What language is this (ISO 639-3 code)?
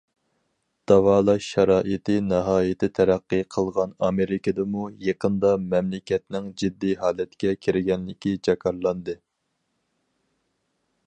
uig